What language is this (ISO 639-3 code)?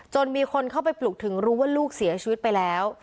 tha